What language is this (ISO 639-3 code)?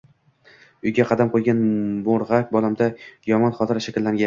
uzb